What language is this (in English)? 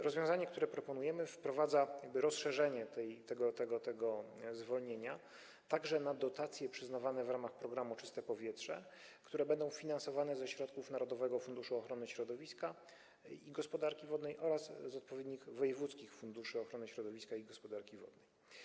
Polish